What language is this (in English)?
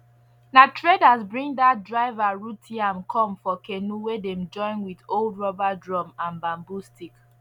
Nigerian Pidgin